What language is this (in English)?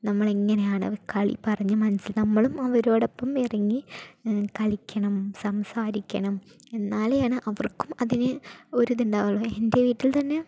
Malayalam